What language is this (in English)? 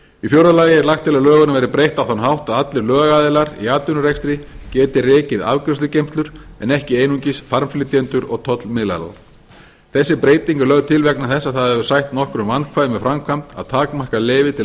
Icelandic